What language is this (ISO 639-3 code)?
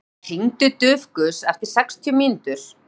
isl